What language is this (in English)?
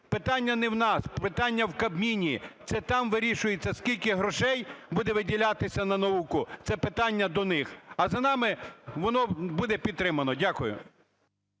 Ukrainian